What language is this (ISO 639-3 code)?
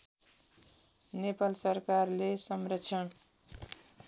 nep